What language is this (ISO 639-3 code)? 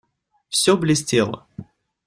rus